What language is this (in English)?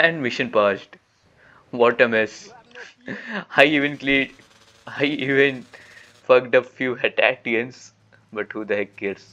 English